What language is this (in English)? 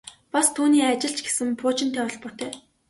Mongolian